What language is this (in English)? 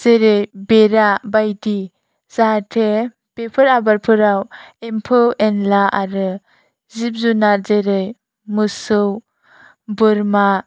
Bodo